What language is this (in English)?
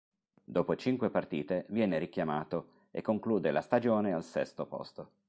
Italian